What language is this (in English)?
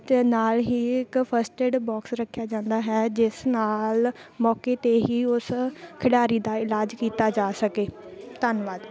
Punjabi